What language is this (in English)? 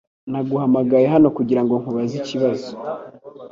Kinyarwanda